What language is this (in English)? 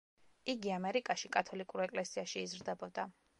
Georgian